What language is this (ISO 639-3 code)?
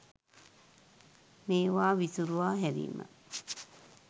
sin